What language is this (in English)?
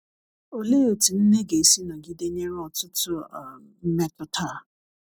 Igbo